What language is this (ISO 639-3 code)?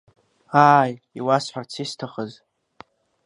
abk